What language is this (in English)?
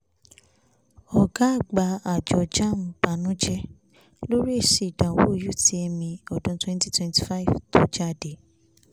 Yoruba